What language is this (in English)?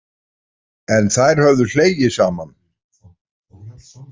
Icelandic